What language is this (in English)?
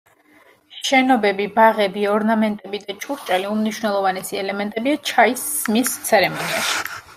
Georgian